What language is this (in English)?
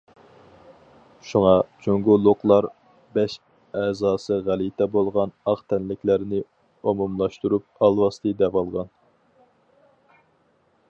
Uyghur